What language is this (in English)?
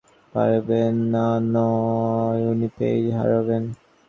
Bangla